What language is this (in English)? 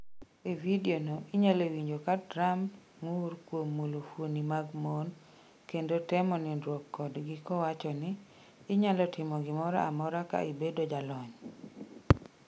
Luo (Kenya and Tanzania)